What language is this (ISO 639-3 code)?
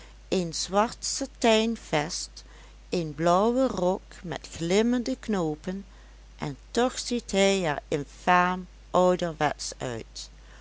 nld